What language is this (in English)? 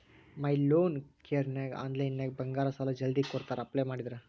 Kannada